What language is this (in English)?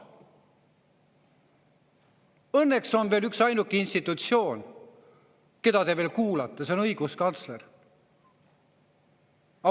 Estonian